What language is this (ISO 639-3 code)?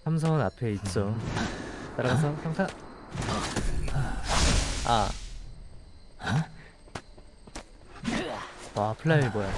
kor